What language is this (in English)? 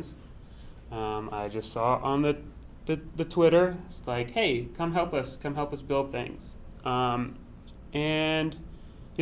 English